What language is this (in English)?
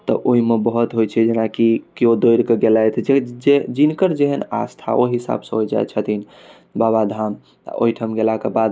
Maithili